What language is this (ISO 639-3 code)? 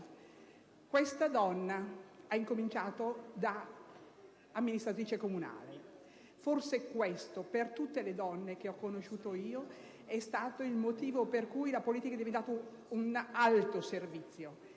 ita